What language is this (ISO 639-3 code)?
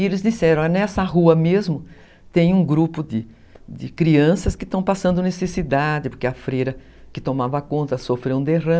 por